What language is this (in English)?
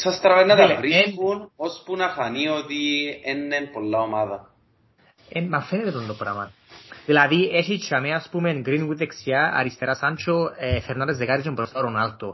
Greek